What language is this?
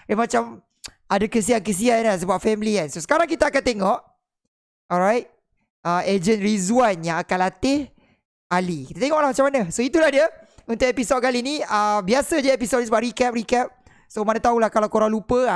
Malay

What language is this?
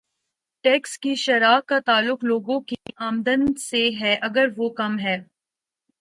Urdu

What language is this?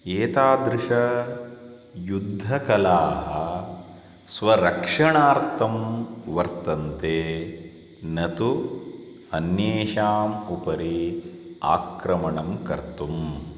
Sanskrit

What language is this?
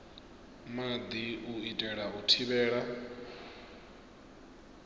Venda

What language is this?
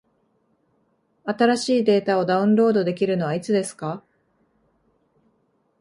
Japanese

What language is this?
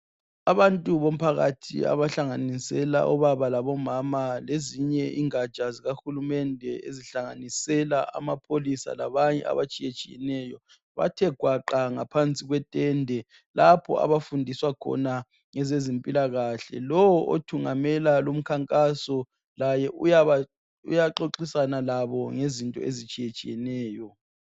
North Ndebele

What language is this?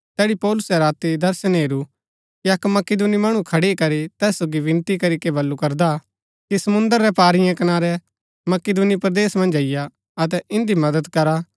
Gaddi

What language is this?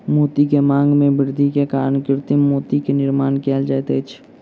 Maithili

